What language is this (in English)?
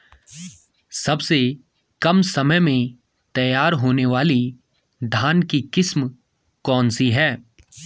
Hindi